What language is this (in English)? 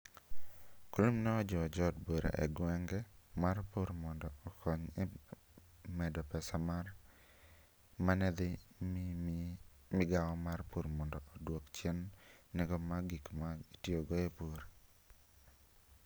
Luo (Kenya and Tanzania)